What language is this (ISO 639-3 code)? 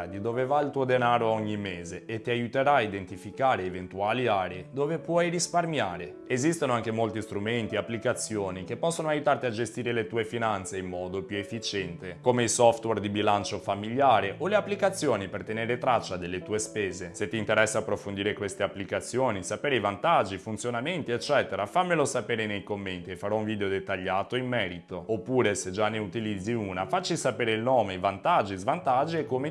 ita